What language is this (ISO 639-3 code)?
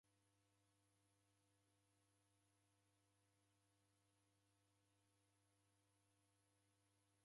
dav